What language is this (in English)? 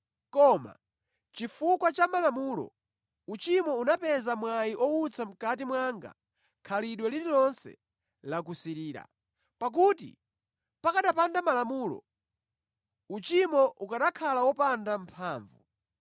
Nyanja